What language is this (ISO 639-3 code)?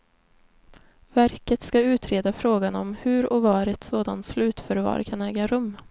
swe